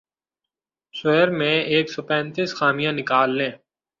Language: Urdu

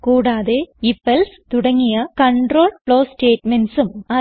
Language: Malayalam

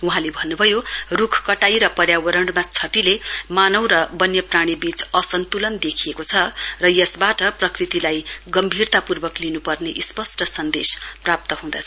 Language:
Nepali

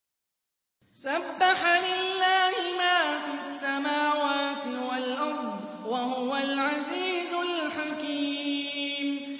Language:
Arabic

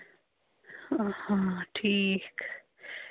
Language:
Kashmiri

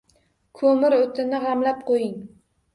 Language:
Uzbek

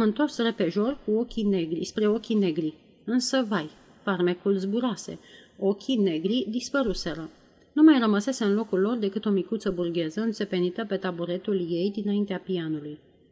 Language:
Romanian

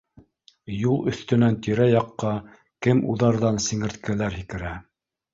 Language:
Bashkir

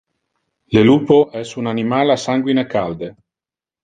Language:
Interlingua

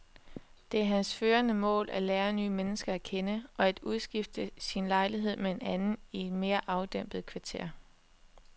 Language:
Danish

